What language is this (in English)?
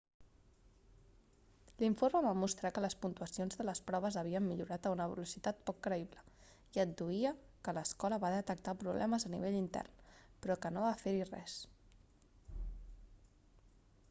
Catalan